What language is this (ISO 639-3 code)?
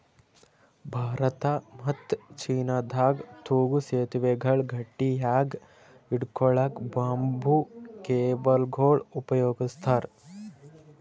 kan